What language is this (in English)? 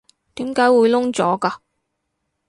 Cantonese